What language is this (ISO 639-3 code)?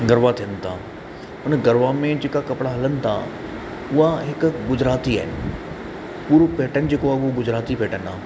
snd